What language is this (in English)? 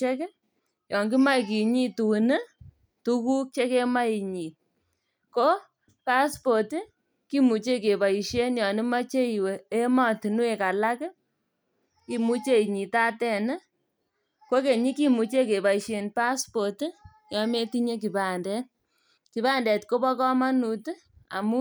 Kalenjin